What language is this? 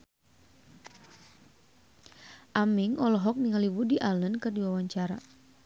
Sundanese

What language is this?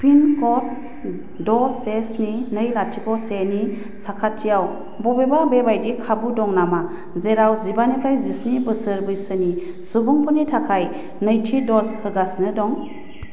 Bodo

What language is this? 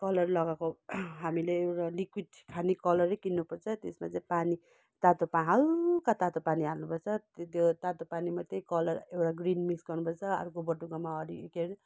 Nepali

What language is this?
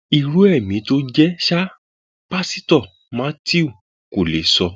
Yoruba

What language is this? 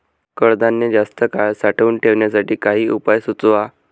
Marathi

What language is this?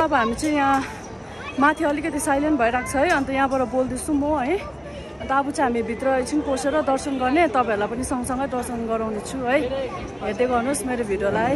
Hindi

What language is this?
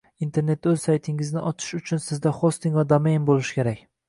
Uzbek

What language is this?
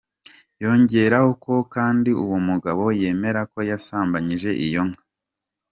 Kinyarwanda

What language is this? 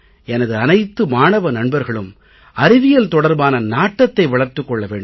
Tamil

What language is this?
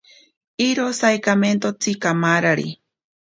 Ashéninka Perené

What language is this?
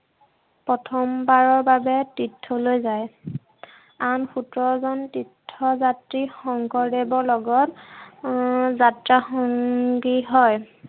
Assamese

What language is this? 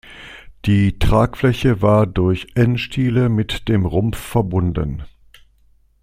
German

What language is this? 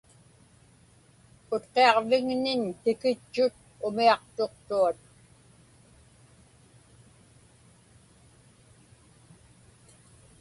Inupiaq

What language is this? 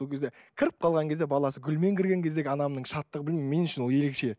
Kazakh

